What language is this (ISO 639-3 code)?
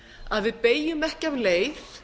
isl